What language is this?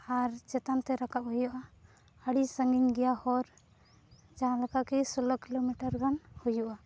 Santali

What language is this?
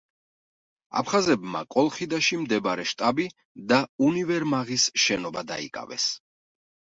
Georgian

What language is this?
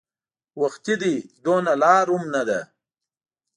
Pashto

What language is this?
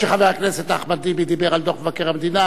Hebrew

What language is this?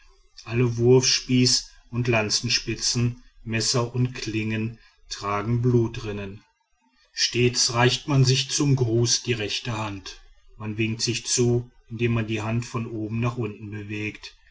German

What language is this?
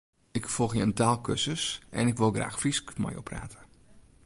Western Frisian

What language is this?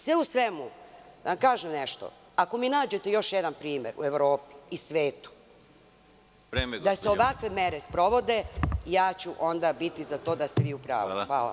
Serbian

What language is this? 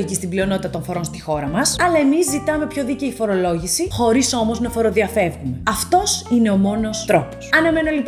Greek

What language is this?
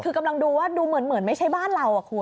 Thai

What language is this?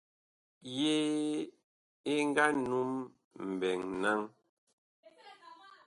Bakoko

